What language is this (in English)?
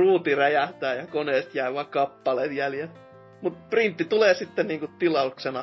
Finnish